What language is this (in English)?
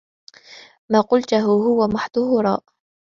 Arabic